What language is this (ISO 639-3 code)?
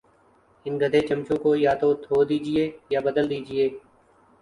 urd